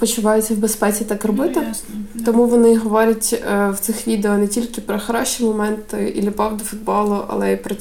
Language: Ukrainian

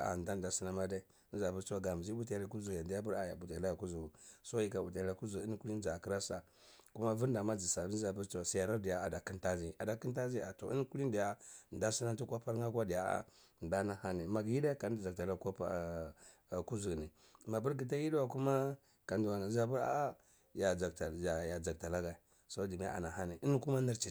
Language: Cibak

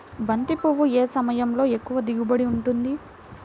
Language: Telugu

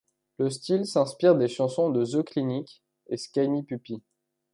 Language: French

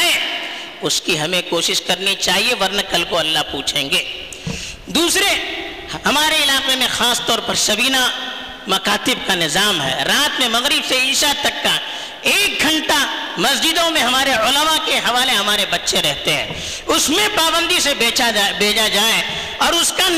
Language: Urdu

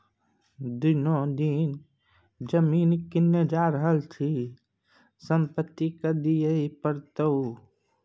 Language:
Maithili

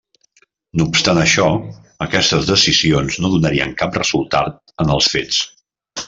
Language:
Catalan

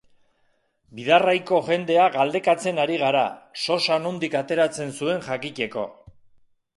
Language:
Basque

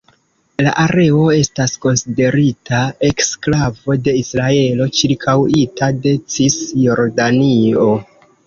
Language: Esperanto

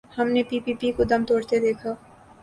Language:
Urdu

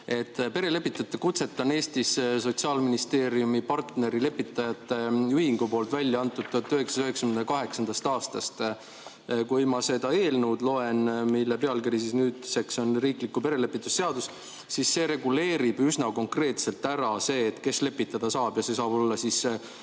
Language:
Estonian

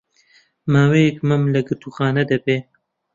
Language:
Central Kurdish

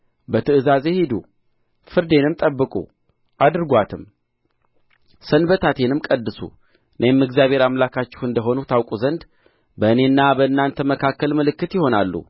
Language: Amharic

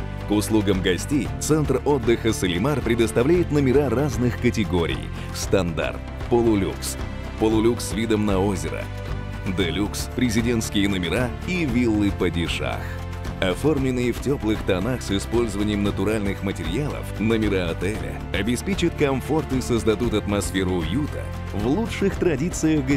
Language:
Russian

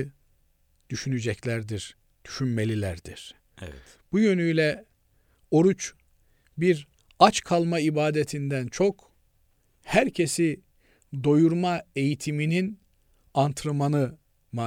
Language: Turkish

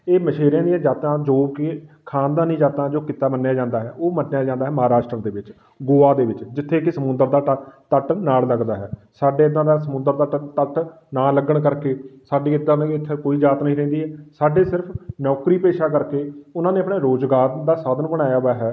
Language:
Punjabi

